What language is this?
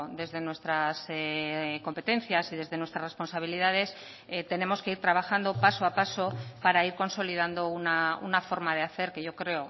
Spanish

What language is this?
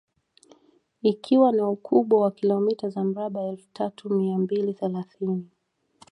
Swahili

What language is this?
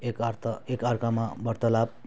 Nepali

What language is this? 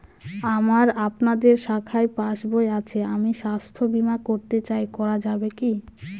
Bangla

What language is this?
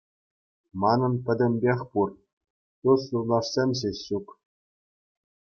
Chuvash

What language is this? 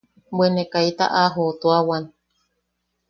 Yaqui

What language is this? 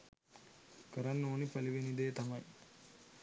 Sinhala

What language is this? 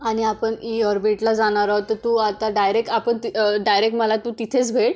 Marathi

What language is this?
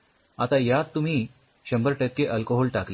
Marathi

